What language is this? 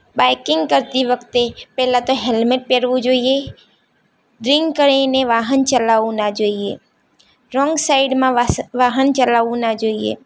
Gujarati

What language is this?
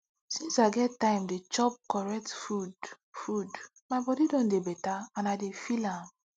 Nigerian Pidgin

